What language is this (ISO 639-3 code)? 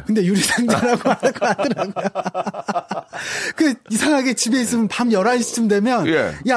kor